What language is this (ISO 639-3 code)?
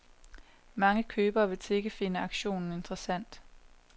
dan